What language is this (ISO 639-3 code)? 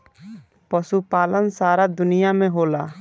bho